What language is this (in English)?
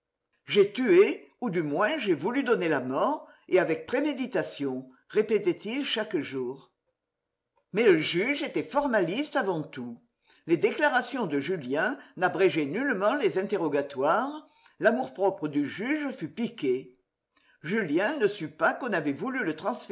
French